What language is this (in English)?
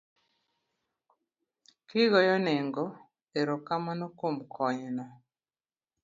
Luo (Kenya and Tanzania)